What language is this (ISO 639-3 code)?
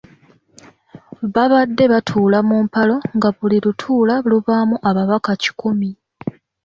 lug